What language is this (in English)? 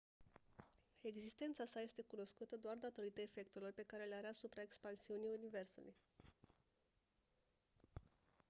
Romanian